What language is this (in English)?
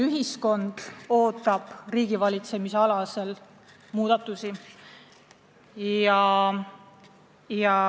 Estonian